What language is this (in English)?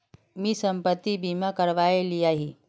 Magahi